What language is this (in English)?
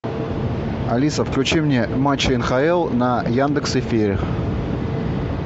Russian